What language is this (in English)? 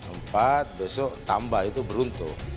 Indonesian